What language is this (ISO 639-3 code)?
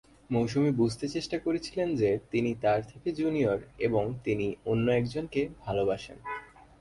ben